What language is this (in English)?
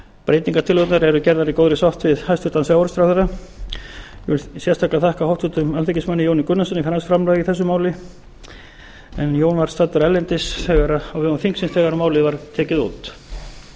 Icelandic